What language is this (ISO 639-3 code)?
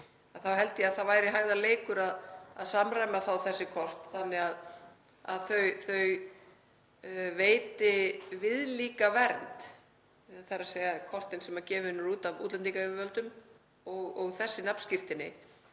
isl